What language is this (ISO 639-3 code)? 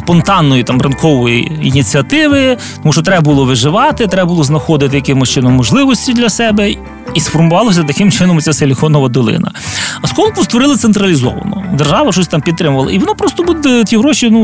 ukr